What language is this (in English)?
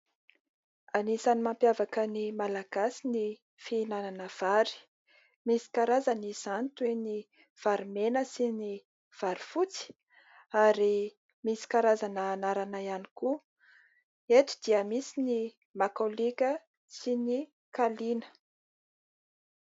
Malagasy